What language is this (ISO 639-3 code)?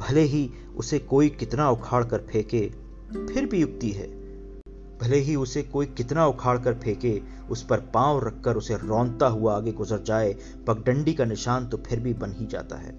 hin